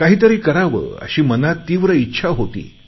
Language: Marathi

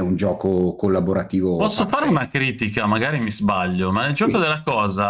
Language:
Italian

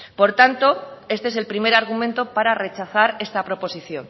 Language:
Spanish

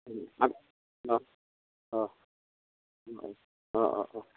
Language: Assamese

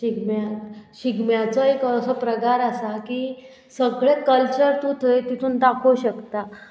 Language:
Konkani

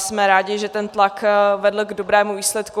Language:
Czech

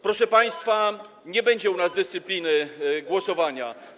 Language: Polish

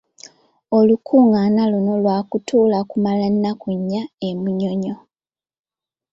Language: Ganda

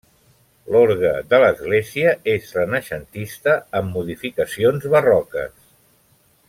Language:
Catalan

